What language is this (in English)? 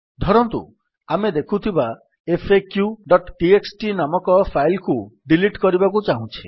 Odia